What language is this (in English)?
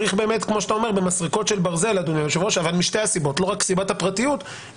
Hebrew